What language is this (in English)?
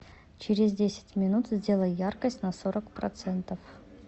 Russian